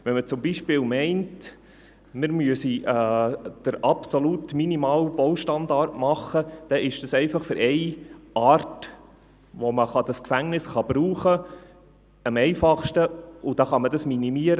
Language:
Swiss German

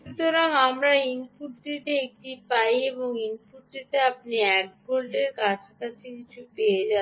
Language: Bangla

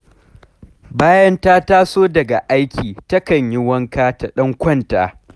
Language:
Hausa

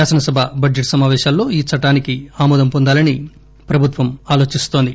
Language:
Telugu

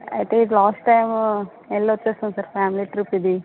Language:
Telugu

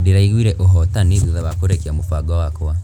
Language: Kikuyu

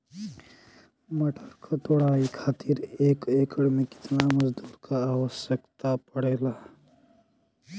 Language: Bhojpuri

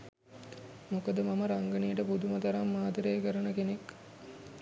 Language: Sinhala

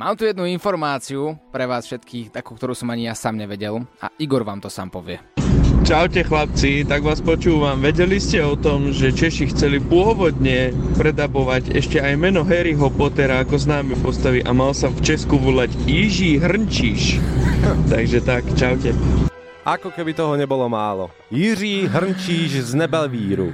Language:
Slovak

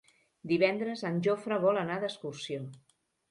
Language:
Catalan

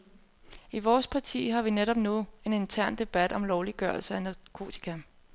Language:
Danish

